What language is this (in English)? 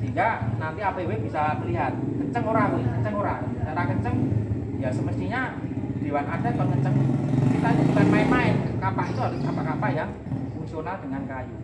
Indonesian